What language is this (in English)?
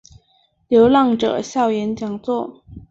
Chinese